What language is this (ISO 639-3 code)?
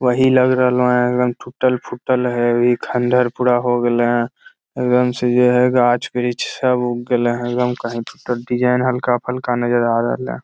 mag